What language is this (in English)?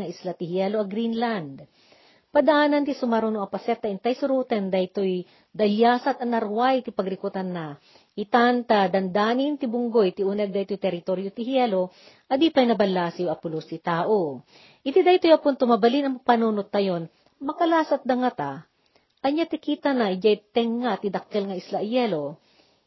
Filipino